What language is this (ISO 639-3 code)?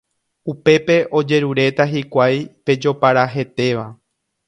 grn